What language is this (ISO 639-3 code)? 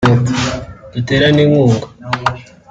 kin